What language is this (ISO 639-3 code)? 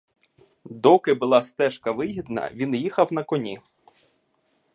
ukr